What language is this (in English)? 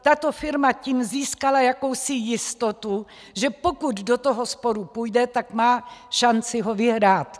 Czech